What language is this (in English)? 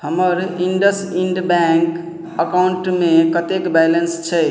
Maithili